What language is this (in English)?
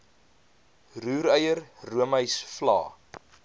Afrikaans